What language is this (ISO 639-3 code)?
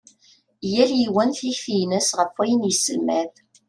kab